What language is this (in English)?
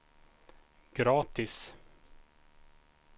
Swedish